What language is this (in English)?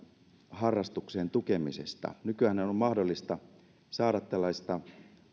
Finnish